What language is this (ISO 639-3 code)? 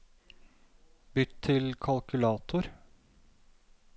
nor